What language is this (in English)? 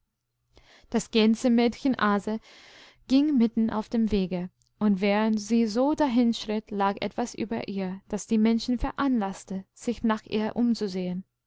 German